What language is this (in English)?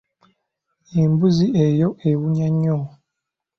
Ganda